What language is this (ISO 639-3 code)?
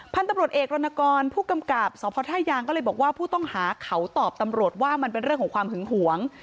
tha